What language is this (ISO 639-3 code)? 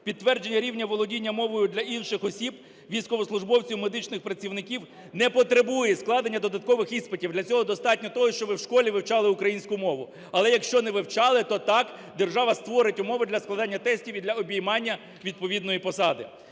ukr